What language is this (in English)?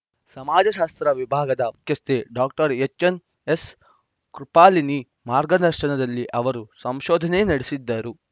Kannada